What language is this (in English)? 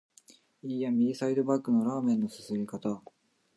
Japanese